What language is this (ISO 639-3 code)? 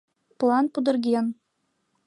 chm